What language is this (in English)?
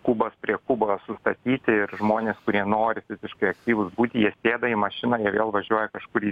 Lithuanian